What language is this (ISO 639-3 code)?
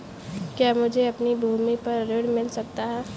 hin